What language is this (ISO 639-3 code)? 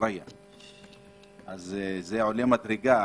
heb